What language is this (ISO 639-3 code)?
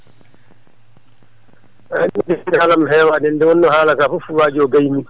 ful